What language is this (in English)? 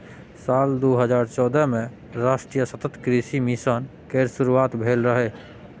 Maithili